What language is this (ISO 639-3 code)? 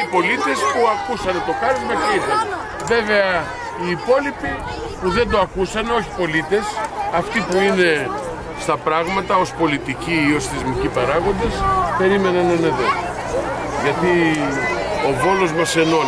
ell